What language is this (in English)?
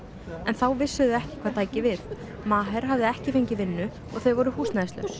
Icelandic